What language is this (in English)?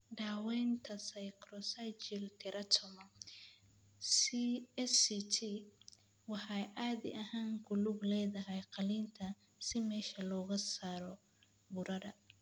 Somali